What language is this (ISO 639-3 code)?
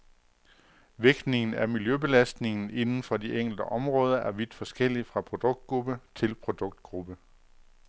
dan